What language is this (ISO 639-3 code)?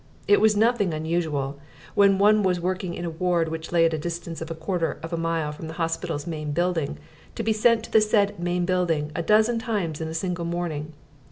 eng